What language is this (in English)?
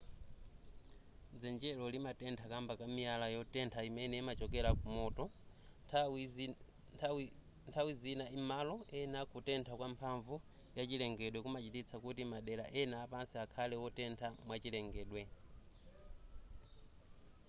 Nyanja